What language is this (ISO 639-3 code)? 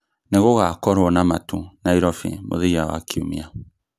kik